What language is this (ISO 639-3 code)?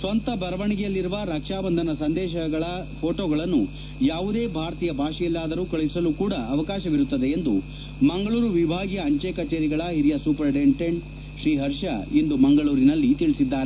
kan